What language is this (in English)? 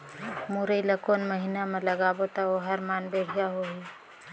Chhattisgarhi